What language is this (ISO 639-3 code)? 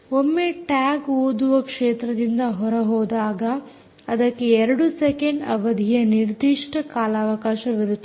kan